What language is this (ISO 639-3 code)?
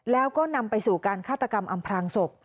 tha